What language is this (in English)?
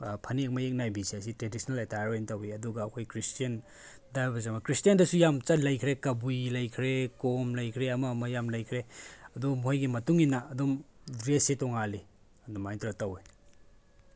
Manipuri